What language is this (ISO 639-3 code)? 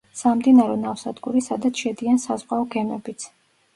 kat